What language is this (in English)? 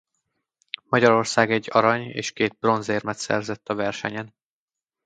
Hungarian